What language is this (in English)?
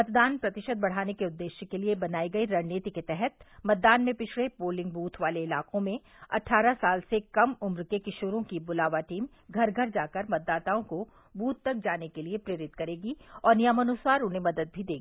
Hindi